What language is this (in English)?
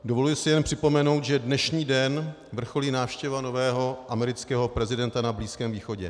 Czech